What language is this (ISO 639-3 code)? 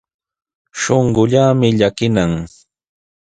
qws